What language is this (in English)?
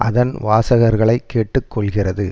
Tamil